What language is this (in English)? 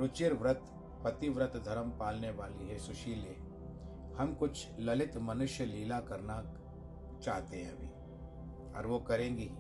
Hindi